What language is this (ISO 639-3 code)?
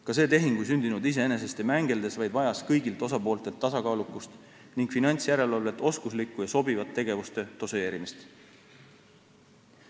est